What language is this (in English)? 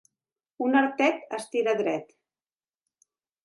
Catalan